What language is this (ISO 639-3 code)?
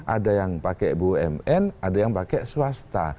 ind